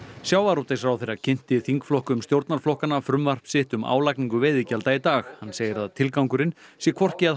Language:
Icelandic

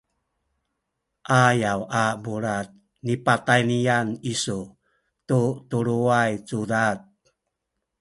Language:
Sakizaya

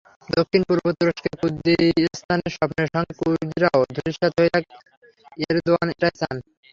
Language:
Bangla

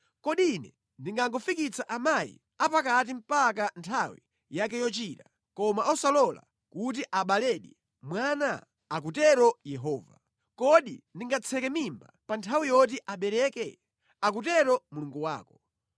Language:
Nyanja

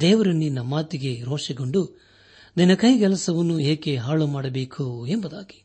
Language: Kannada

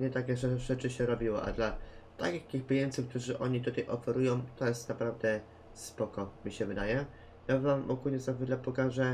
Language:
Polish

